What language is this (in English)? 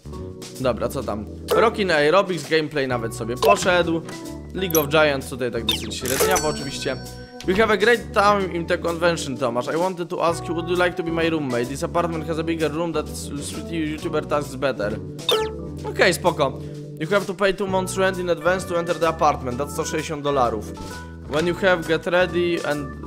Polish